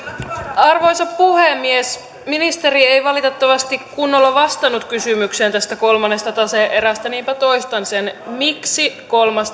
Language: Finnish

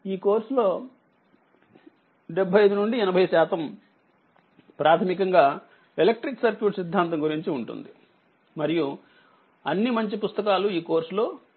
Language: Telugu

